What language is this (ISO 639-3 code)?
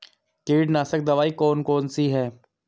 hin